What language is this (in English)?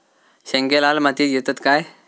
Marathi